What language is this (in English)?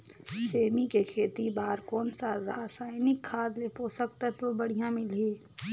Chhattisgarhi